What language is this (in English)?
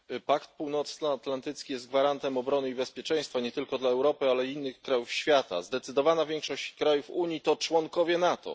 Polish